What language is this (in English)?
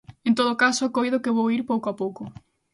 Galician